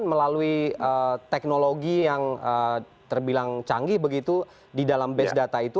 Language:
Indonesian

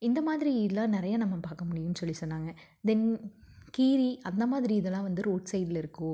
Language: Tamil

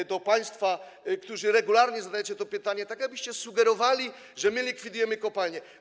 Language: Polish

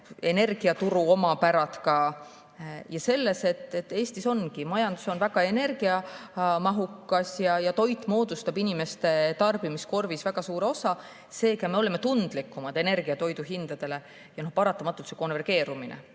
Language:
Estonian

